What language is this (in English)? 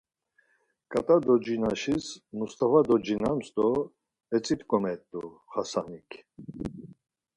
Laz